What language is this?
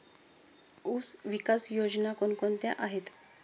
Marathi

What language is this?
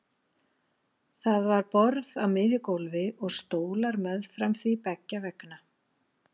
Icelandic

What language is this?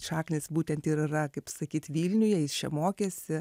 Lithuanian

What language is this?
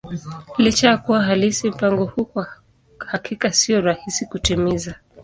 Swahili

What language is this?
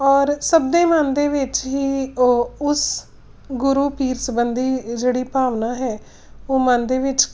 Punjabi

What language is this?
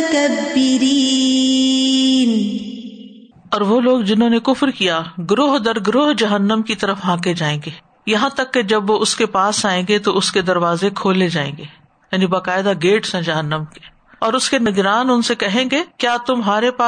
Urdu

